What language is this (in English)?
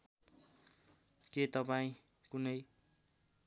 Nepali